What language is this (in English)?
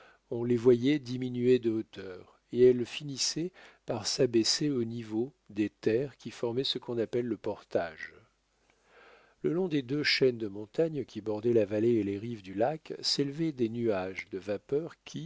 French